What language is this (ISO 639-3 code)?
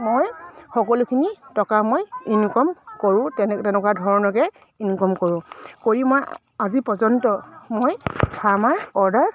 asm